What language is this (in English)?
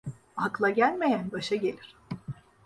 Turkish